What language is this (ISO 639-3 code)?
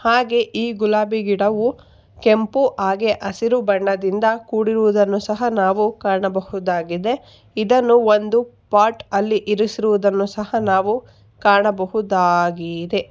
kan